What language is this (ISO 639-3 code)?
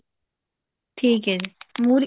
pan